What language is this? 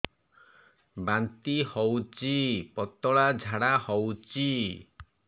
Odia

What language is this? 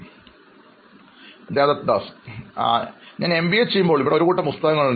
Malayalam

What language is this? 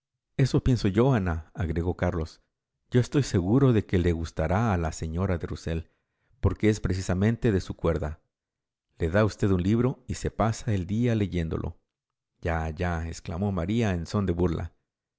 Spanish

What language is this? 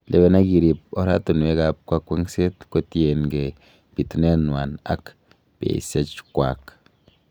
Kalenjin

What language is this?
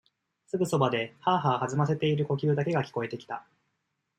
Japanese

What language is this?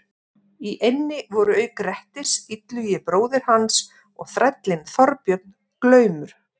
Icelandic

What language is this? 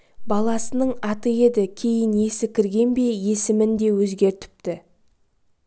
Kazakh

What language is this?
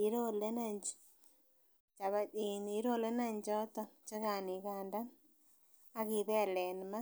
Kalenjin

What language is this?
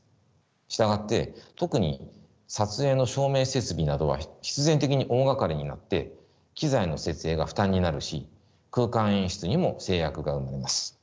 Japanese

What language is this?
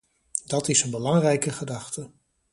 Dutch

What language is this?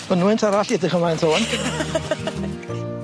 Welsh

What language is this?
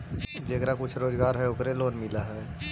Magahi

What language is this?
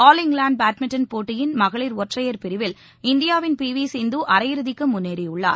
Tamil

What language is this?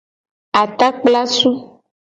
Gen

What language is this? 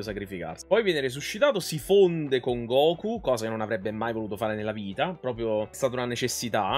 Italian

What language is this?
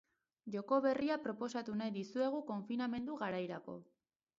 Basque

